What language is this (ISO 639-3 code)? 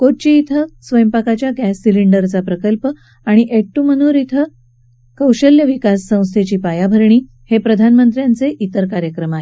mar